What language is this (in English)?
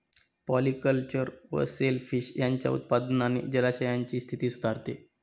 Marathi